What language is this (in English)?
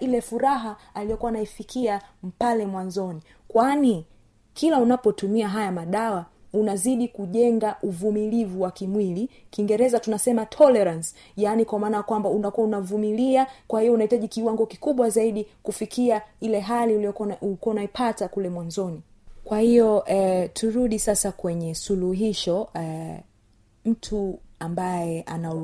Swahili